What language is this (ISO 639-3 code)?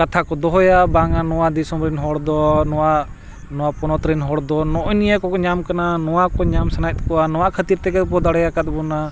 sat